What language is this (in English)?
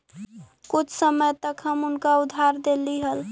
Magahi